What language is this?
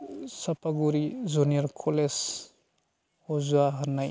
Bodo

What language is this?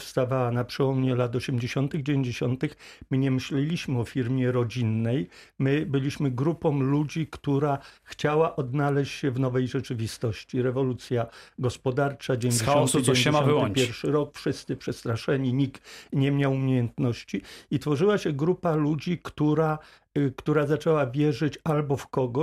Polish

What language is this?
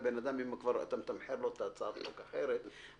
Hebrew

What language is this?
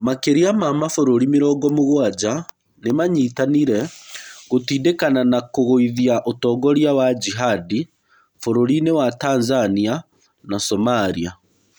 Kikuyu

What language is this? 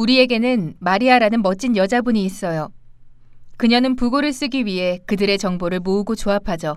Korean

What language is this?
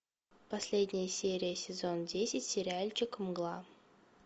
Russian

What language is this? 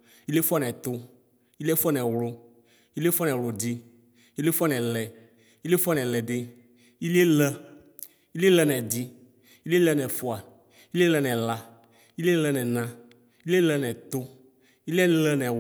Ikposo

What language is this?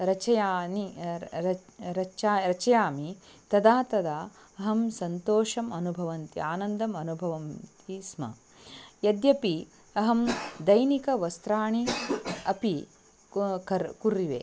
Sanskrit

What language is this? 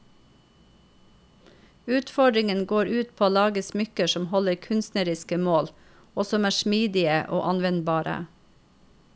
Norwegian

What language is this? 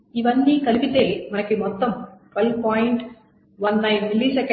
Telugu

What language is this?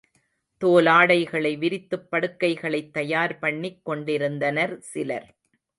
Tamil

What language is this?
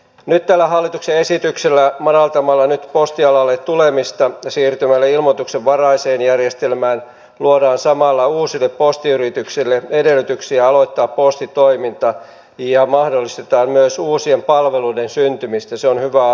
Finnish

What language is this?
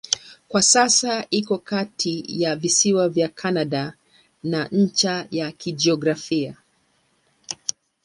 Swahili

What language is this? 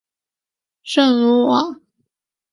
Chinese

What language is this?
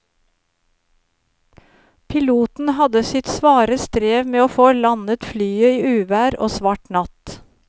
Norwegian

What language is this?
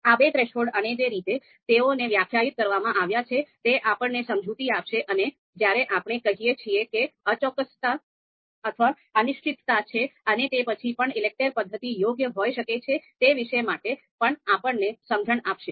Gujarati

